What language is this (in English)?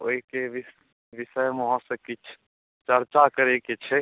Maithili